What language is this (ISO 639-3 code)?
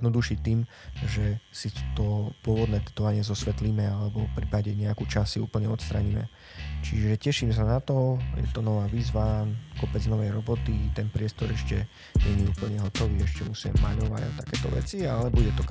slk